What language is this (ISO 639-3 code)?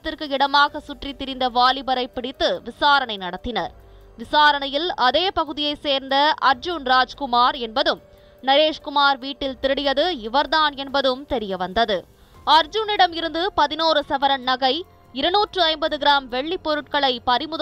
tam